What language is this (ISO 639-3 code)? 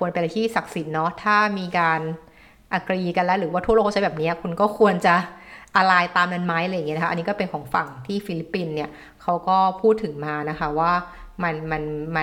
tha